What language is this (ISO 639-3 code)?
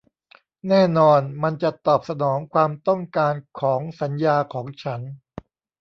tha